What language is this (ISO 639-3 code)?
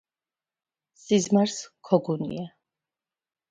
kat